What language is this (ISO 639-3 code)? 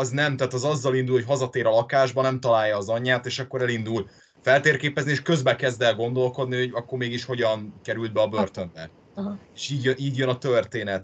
hun